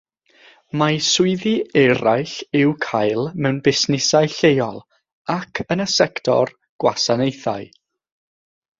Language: Welsh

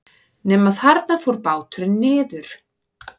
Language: Icelandic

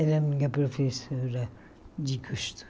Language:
Portuguese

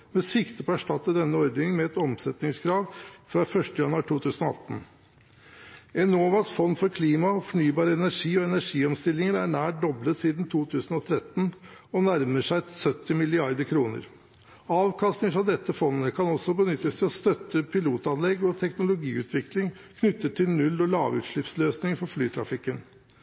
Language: Norwegian Bokmål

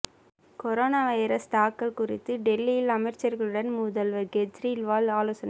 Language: Tamil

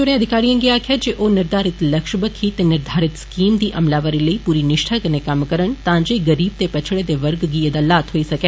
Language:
Dogri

